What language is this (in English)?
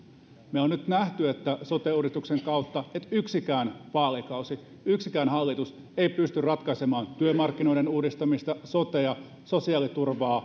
Finnish